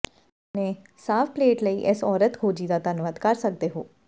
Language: Punjabi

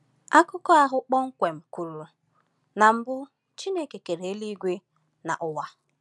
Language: Igbo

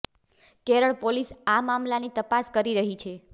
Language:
Gujarati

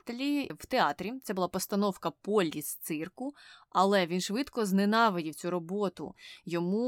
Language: Ukrainian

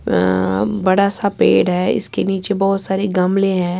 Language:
Urdu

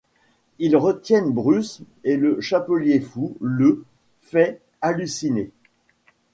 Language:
French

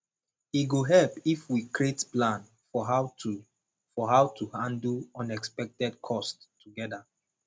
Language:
Nigerian Pidgin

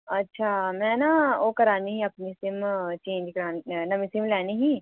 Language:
Dogri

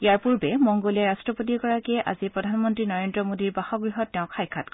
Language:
Assamese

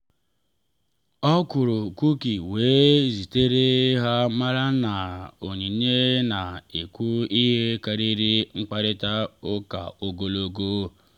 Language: Igbo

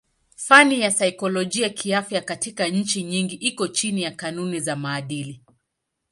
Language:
Swahili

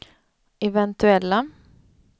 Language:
Swedish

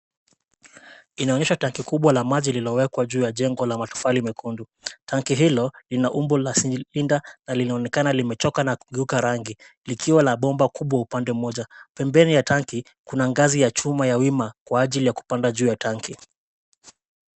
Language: Swahili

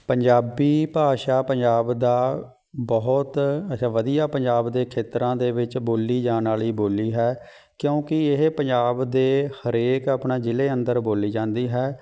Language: Punjabi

